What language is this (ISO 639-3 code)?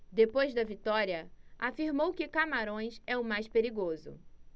por